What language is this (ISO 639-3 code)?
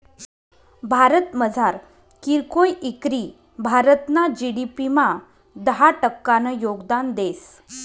mar